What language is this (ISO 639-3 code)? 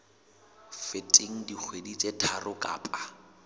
sot